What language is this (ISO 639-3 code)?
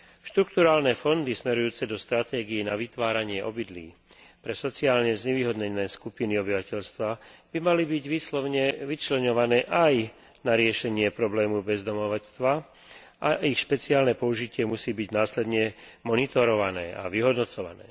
slk